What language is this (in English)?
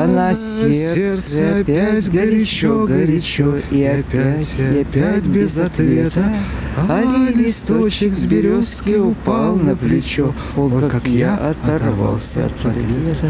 Russian